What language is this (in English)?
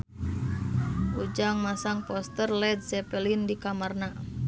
Sundanese